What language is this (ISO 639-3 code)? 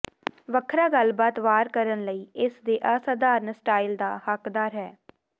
pan